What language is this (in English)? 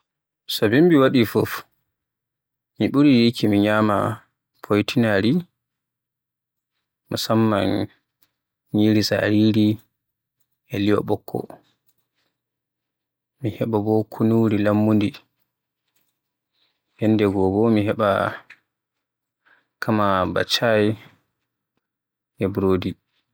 Borgu Fulfulde